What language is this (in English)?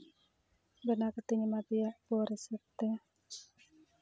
Santali